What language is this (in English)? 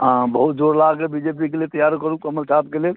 Maithili